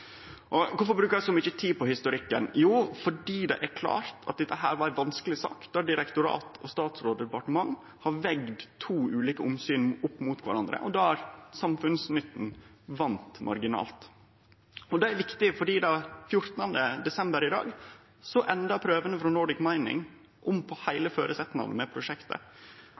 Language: Norwegian Nynorsk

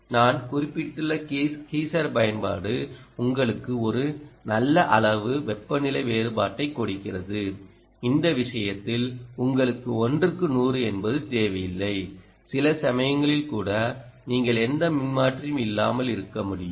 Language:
Tamil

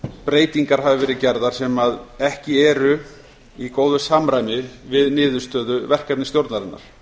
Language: Icelandic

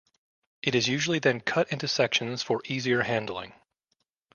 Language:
English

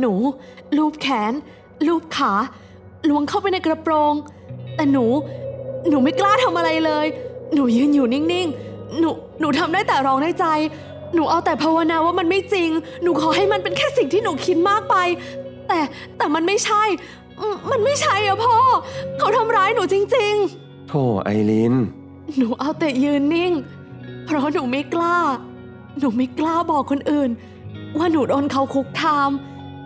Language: Thai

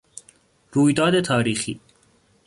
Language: Persian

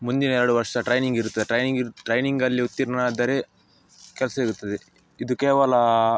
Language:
Kannada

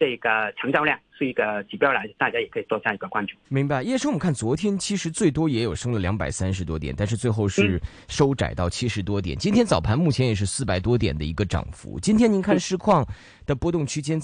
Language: Chinese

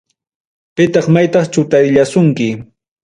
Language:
Ayacucho Quechua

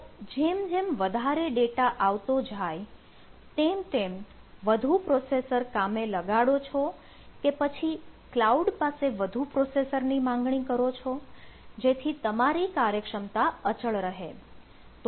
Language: Gujarati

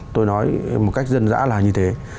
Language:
Vietnamese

